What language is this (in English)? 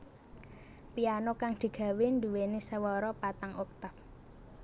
Javanese